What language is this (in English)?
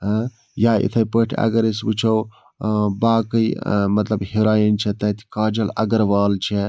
Kashmiri